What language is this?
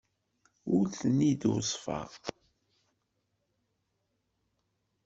Kabyle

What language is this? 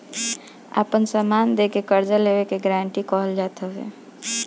Bhojpuri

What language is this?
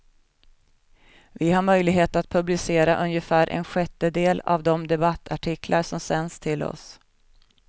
Swedish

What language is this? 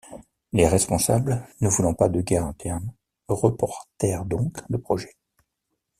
French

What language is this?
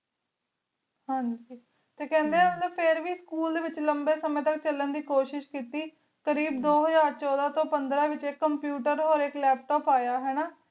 Punjabi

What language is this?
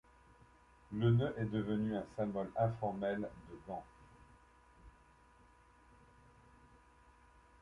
French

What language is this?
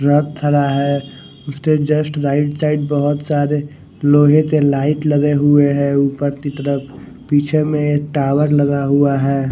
Hindi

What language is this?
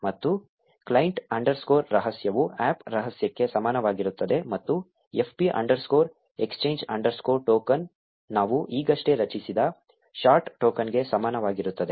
Kannada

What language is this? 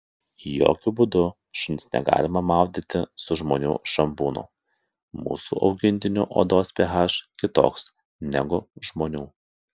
Lithuanian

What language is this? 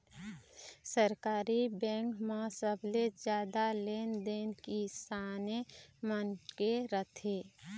Chhattisgarhi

